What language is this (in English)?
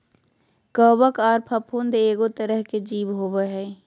Magahi